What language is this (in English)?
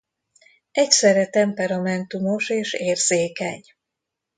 Hungarian